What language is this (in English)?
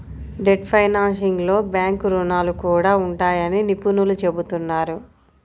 Telugu